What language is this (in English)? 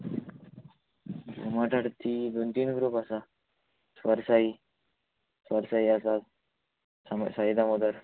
Konkani